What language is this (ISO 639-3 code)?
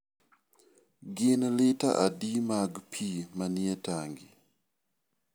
luo